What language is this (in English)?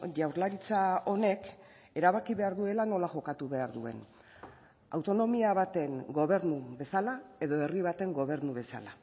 Basque